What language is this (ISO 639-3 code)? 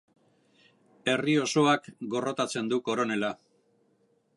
eus